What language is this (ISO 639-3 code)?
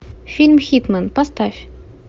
rus